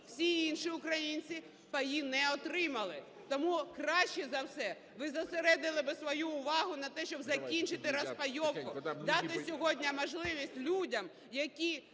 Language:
Ukrainian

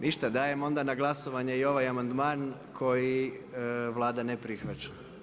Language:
Croatian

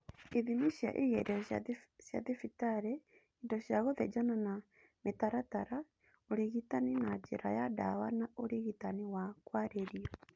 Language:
Kikuyu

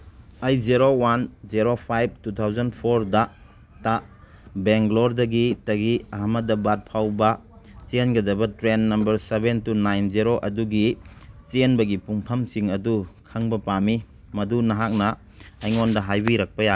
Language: Manipuri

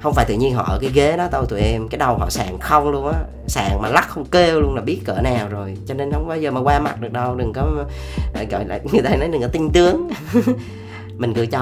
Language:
Vietnamese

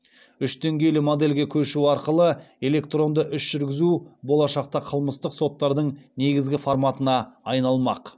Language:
Kazakh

